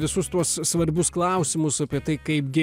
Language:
Lithuanian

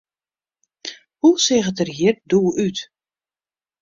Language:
Western Frisian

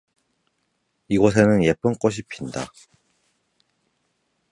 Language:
Korean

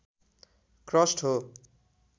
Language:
Nepali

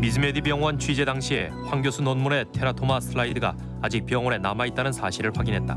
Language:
Korean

